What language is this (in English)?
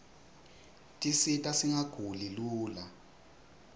Swati